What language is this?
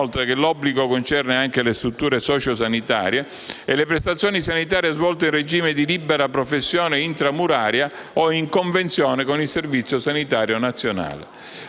Italian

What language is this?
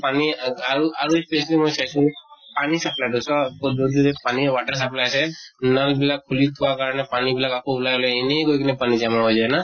Assamese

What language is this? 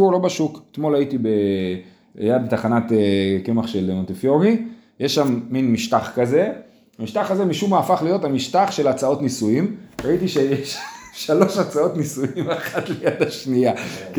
Hebrew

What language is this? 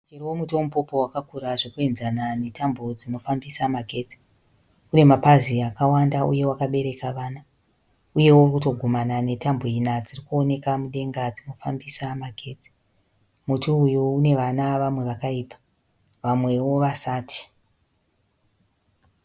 Shona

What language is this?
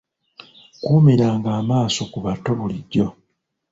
Ganda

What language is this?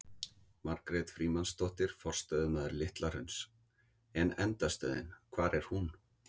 Icelandic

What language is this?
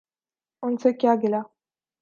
Urdu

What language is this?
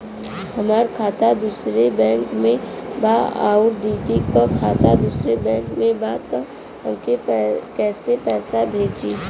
Bhojpuri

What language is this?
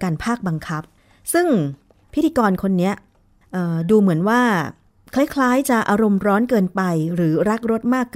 Thai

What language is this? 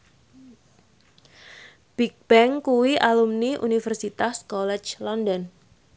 Javanese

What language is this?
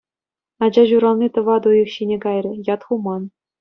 Chuvash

